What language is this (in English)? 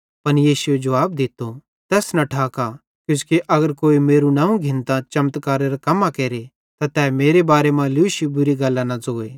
Bhadrawahi